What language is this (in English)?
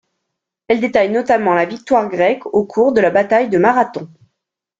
French